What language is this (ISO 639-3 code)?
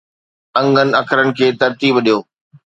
snd